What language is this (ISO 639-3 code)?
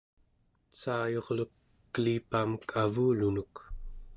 esu